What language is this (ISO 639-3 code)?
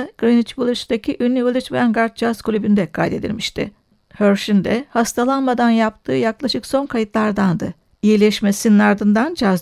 tur